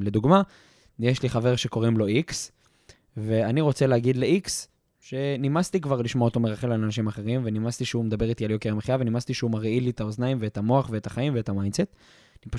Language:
Hebrew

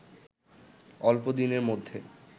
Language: Bangla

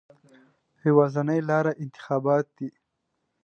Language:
Pashto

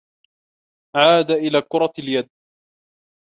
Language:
Arabic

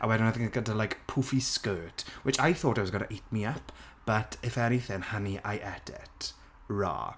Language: Welsh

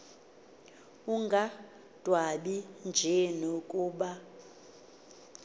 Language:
Xhosa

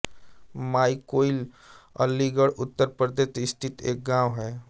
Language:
Hindi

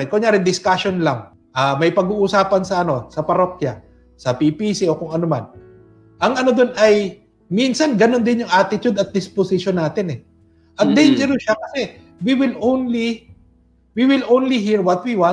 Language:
Filipino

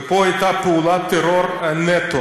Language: Hebrew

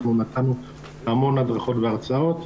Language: Hebrew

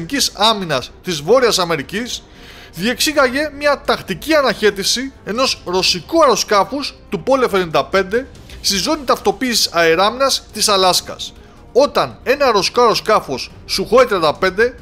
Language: Greek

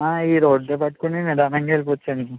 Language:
Telugu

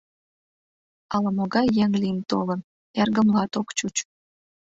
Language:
Mari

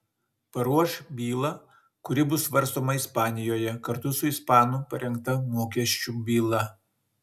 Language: Lithuanian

